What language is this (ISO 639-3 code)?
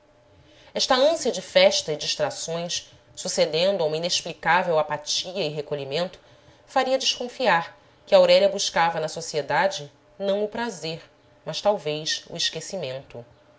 por